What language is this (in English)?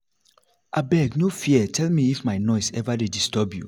Nigerian Pidgin